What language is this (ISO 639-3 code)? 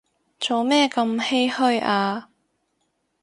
yue